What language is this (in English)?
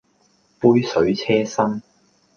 Cantonese